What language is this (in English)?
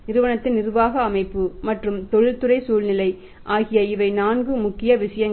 Tamil